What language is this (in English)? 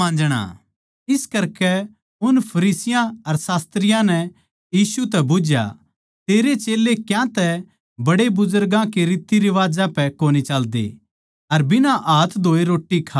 Haryanvi